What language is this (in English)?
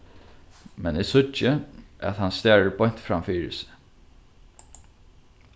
Faroese